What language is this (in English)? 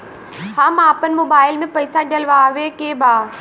Bhojpuri